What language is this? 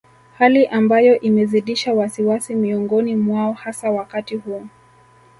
Swahili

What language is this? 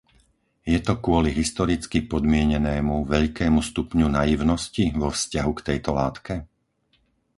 Slovak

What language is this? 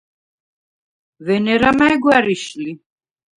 Svan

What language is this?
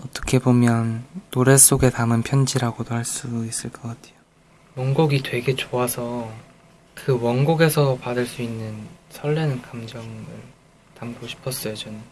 Korean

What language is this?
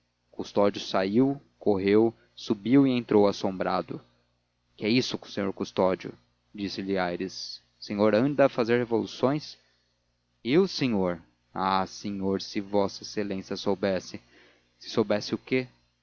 Portuguese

